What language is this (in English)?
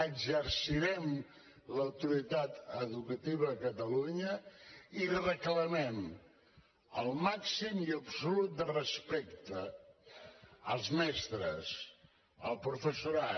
Catalan